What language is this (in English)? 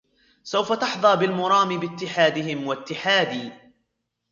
Arabic